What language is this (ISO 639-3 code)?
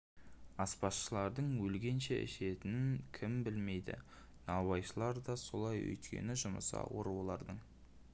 kaz